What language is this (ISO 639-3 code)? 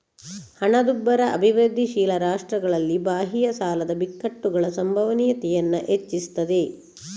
kan